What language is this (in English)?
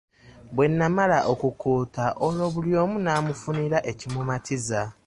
Ganda